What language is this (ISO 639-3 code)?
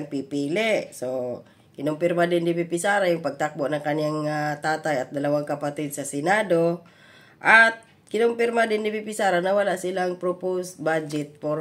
fil